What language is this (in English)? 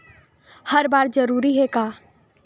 Chhattisgarhi